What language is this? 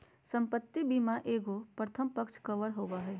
Magahi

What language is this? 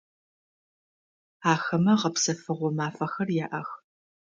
Adyghe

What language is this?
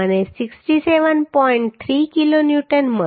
Gujarati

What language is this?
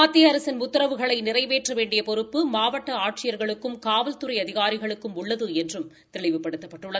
Tamil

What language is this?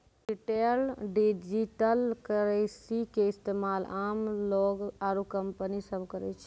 Maithili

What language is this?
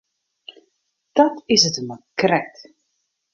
Western Frisian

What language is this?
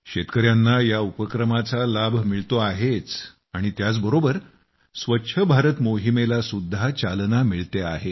Marathi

